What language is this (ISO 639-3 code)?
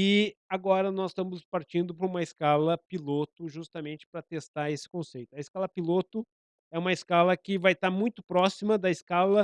por